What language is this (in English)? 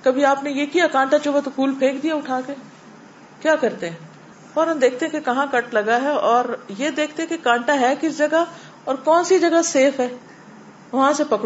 Urdu